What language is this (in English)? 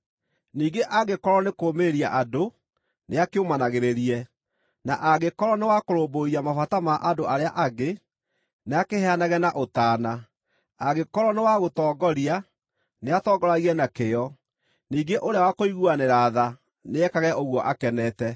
Kikuyu